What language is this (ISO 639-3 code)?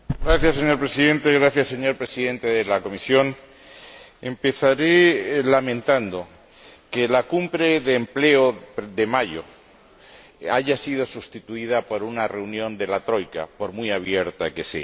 spa